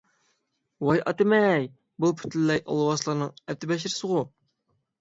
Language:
Uyghur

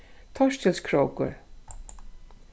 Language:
Faroese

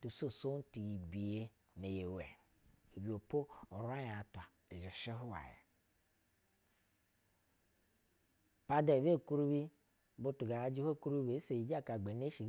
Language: Basa (Nigeria)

